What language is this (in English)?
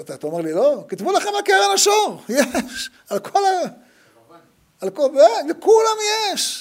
Hebrew